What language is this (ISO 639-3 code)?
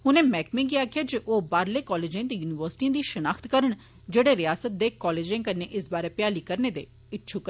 doi